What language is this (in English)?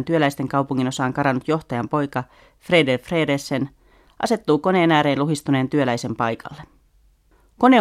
Finnish